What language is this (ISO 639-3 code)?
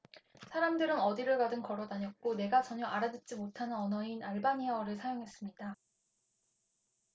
kor